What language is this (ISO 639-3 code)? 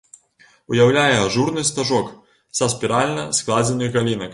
bel